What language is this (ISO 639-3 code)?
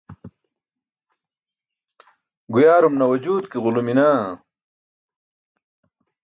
bsk